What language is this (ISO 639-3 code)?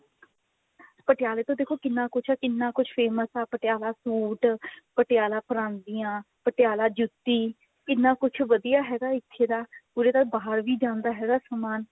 pan